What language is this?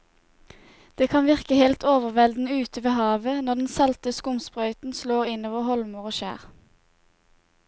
Norwegian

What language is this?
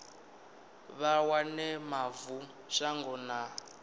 Venda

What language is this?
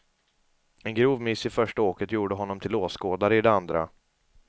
Swedish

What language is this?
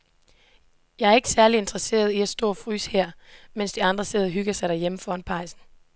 Danish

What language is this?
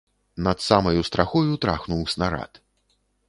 Belarusian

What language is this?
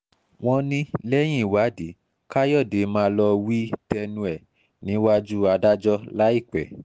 Yoruba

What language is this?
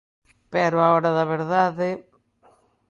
Galician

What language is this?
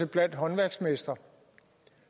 Danish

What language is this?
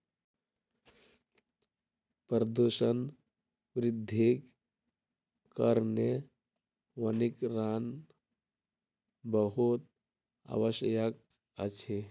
Maithili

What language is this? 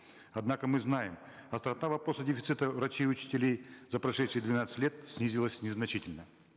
Kazakh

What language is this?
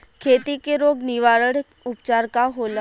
Bhojpuri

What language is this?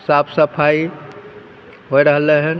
Maithili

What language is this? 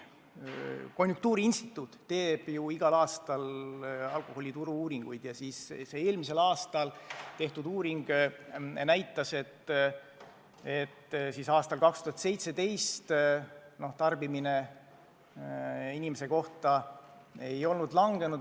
Estonian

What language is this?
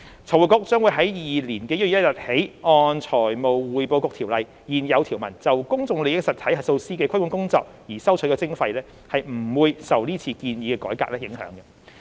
Cantonese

